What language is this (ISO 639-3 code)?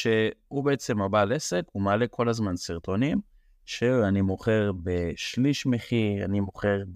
heb